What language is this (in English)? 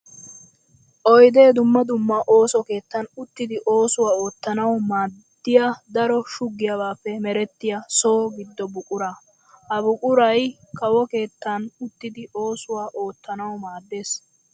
Wolaytta